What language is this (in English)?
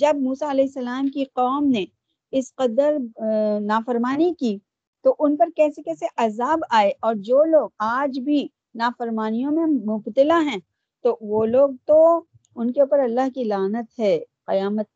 Urdu